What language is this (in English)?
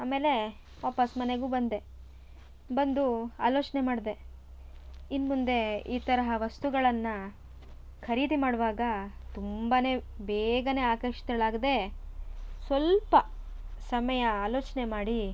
Kannada